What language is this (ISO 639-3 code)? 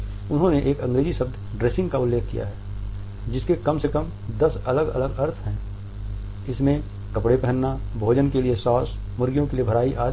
hin